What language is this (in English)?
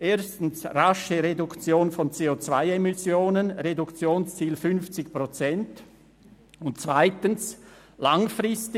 Swiss German